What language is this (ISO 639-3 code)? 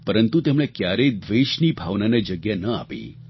guj